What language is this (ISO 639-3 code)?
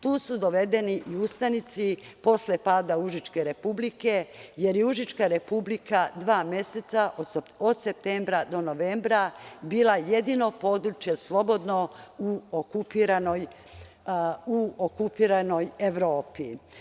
srp